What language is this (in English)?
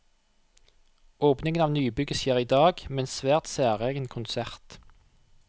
Norwegian